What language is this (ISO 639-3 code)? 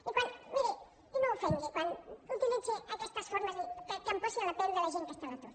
cat